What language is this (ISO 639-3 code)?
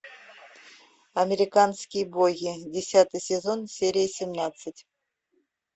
rus